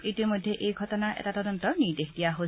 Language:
Assamese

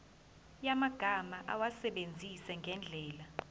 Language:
Zulu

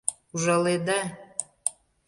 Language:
Mari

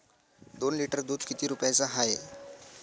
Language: Marathi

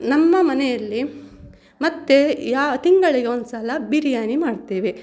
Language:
Kannada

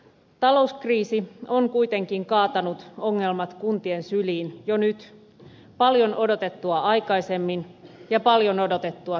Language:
Finnish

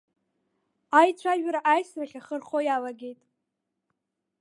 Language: Abkhazian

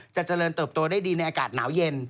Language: Thai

